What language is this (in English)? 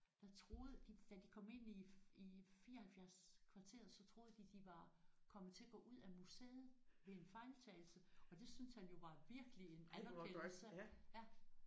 Danish